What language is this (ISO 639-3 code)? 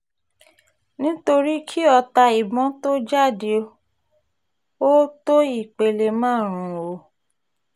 yor